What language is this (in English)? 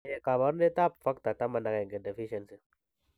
Kalenjin